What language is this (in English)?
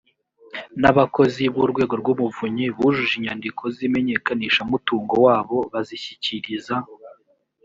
Kinyarwanda